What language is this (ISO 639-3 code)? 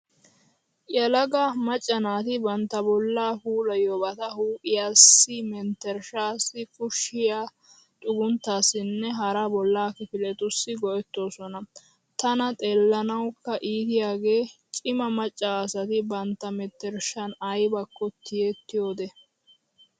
wal